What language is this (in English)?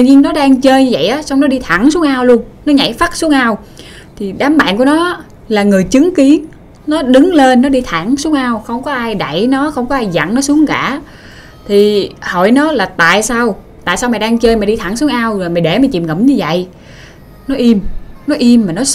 Vietnamese